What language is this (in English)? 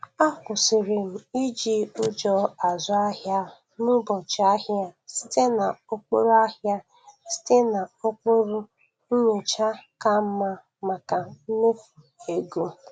Igbo